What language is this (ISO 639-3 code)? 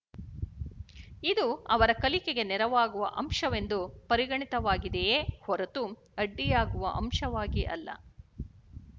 kan